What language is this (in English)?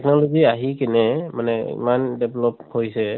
Assamese